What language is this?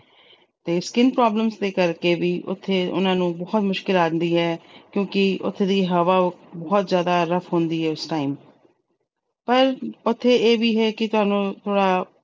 Punjabi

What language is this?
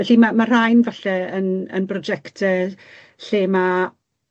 Welsh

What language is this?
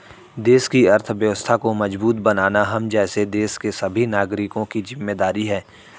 Hindi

